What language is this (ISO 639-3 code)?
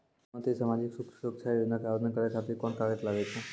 mai